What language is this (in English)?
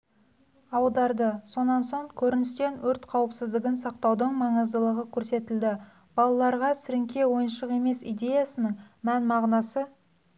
Kazakh